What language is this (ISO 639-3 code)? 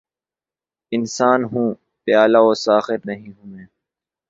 urd